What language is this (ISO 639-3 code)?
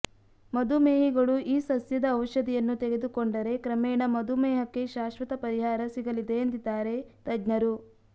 kan